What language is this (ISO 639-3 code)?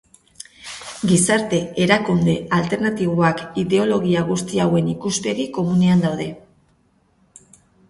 eus